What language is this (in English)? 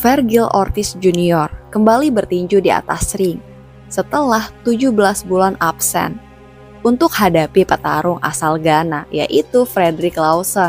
Indonesian